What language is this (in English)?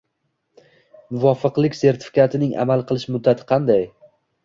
Uzbek